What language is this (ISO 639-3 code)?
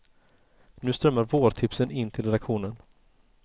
swe